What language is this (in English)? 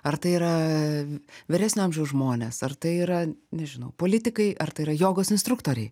Lithuanian